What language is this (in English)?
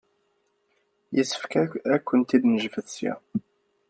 Kabyle